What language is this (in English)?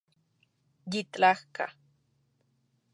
Central Puebla Nahuatl